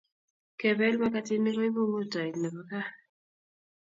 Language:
Kalenjin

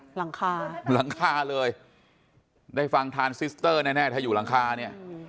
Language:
Thai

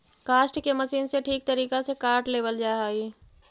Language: Magahi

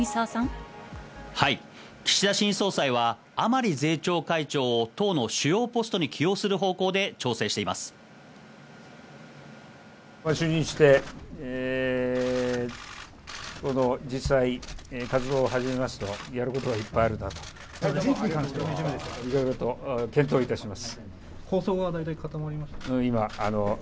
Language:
Japanese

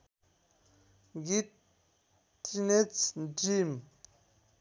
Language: Nepali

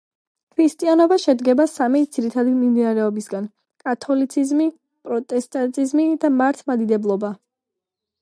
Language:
Georgian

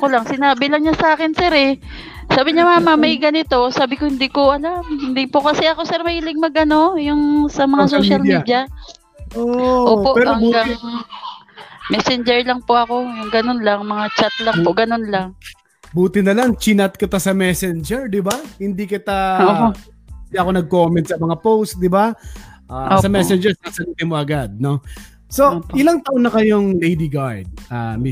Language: Filipino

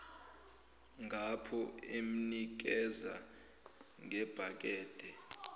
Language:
Zulu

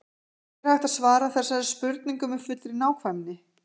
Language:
Icelandic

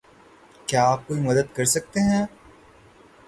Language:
Urdu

